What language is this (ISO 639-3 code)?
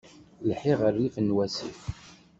kab